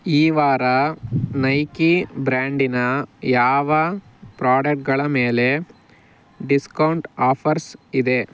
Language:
Kannada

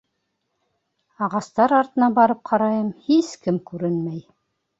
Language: Bashkir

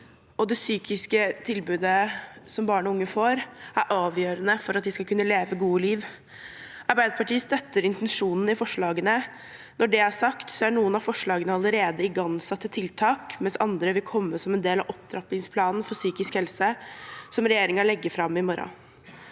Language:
Norwegian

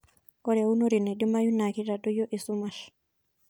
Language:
Masai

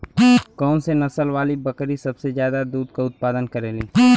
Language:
Bhojpuri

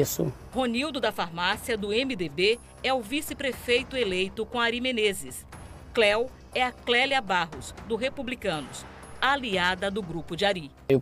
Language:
Portuguese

